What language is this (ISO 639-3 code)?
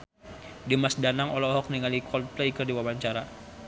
sun